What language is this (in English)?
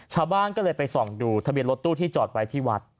Thai